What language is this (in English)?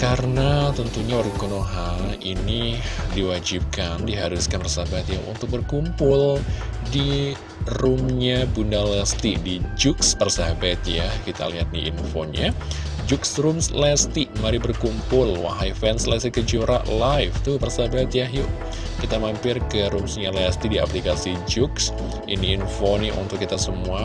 Indonesian